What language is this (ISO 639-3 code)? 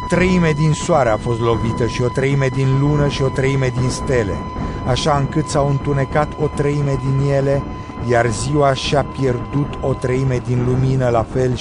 ron